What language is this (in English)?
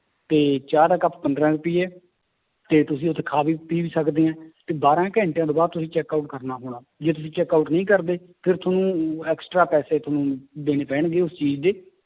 Punjabi